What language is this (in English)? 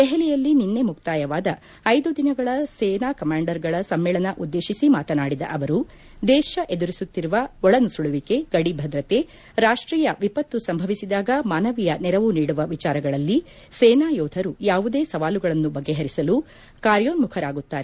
Kannada